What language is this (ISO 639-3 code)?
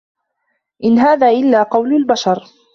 ara